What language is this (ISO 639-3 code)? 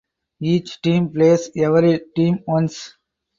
eng